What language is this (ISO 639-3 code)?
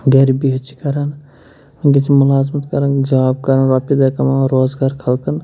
kas